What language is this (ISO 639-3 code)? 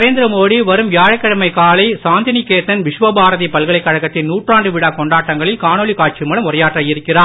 tam